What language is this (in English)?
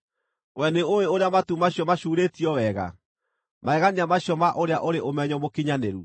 Kikuyu